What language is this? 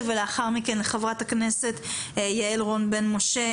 Hebrew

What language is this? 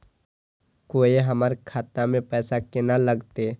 Maithili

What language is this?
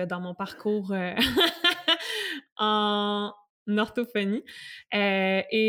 French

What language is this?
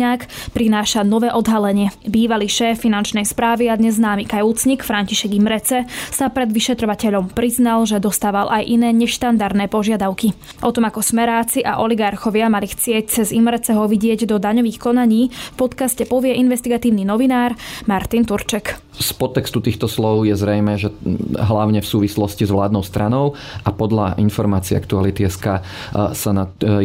Slovak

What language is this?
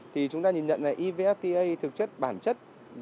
Vietnamese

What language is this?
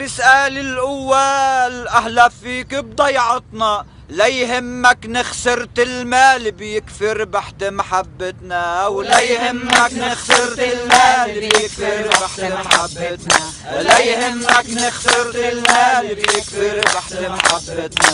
Arabic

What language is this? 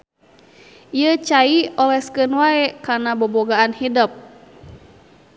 Sundanese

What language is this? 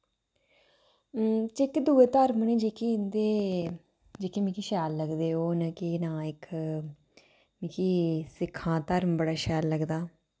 Dogri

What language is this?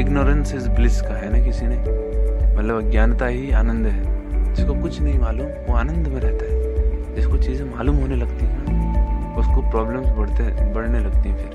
Hindi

